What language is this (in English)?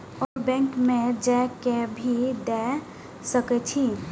Maithili